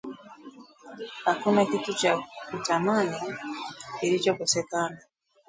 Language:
Swahili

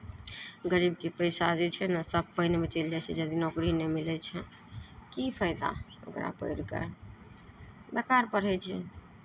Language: Maithili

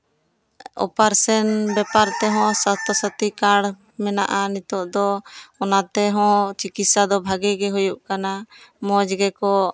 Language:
Santali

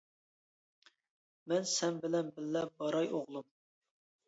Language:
Uyghur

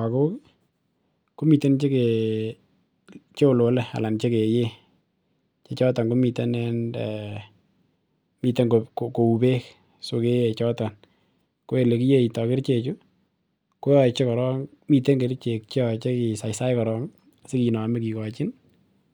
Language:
Kalenjin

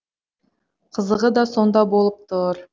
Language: Kazakh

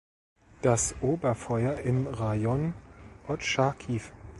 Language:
German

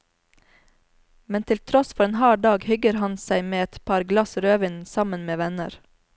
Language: Norwegian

